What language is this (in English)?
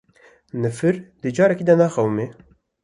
Kurdish